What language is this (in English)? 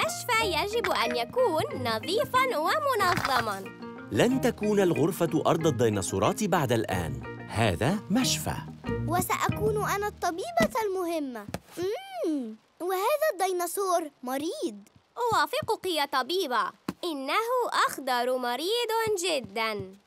Arabic